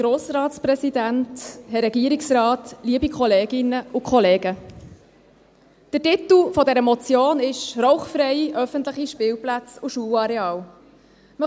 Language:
Swiss German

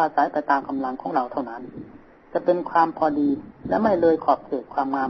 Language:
Thai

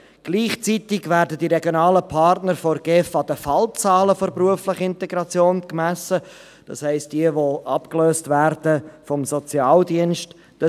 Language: Swiss German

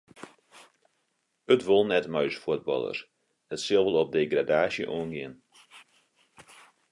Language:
Western Frisian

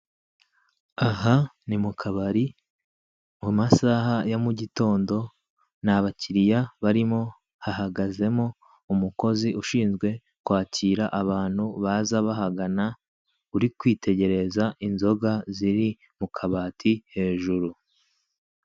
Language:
Kinyarwanda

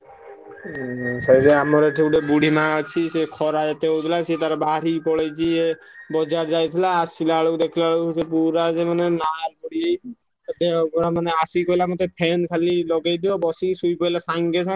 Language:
Odia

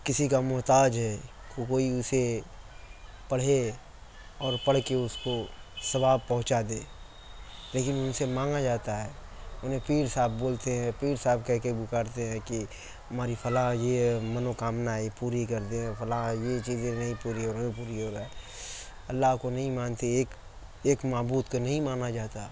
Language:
Urdu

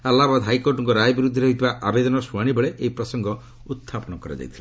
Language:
Odia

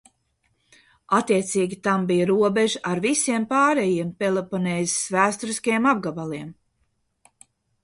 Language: Latvian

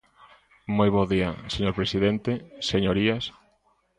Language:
Galician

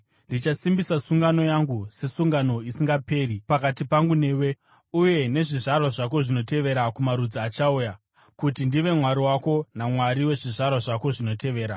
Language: Shona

